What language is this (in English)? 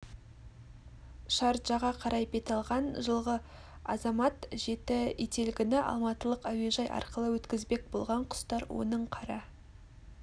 Kazakh